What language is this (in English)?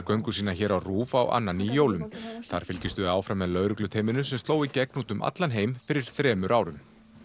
Icelandic